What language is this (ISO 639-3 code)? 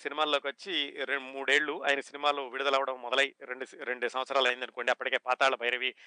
tel